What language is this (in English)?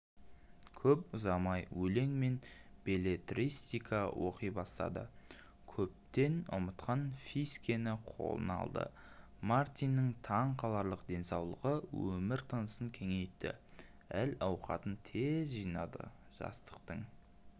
Kazakh